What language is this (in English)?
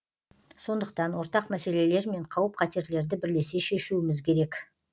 Kazakh